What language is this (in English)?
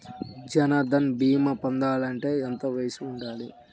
Telugu